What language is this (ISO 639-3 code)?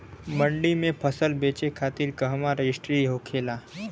bho